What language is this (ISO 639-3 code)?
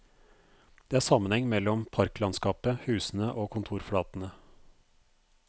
nor